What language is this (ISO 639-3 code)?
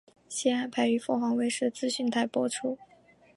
zho